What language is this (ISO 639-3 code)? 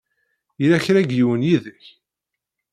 kab